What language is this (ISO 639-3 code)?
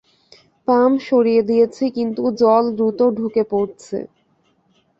ben